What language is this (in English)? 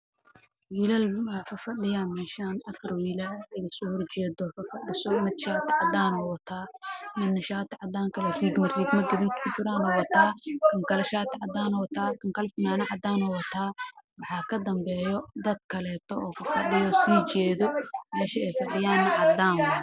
Somali